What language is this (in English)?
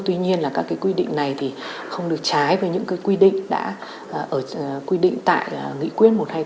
Vietnamese